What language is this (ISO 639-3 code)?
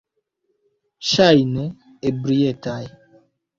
epo